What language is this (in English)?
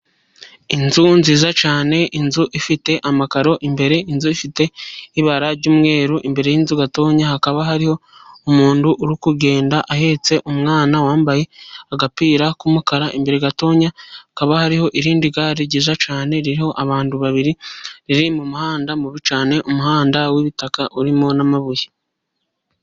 Kinyarwanda